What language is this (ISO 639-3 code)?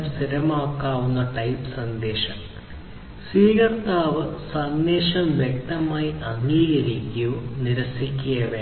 mal